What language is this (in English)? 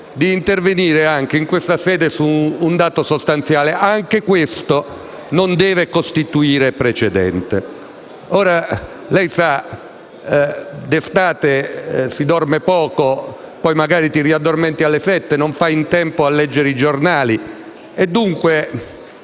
Italian